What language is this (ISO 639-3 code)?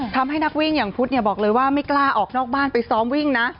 tha